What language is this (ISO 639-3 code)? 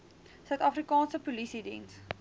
afr